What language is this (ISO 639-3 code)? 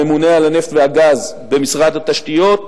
heb